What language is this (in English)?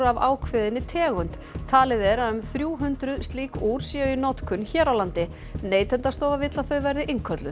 Icelandic